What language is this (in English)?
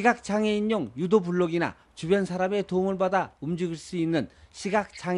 Korean